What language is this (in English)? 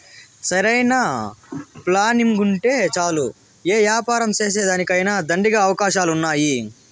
Telugu